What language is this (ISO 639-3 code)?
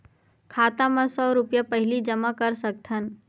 hne